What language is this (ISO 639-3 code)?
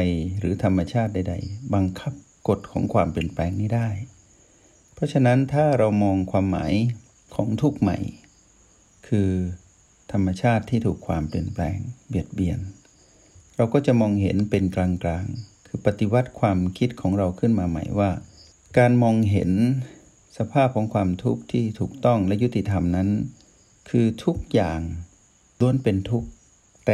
tha